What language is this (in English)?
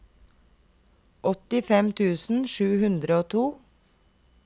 Norwegian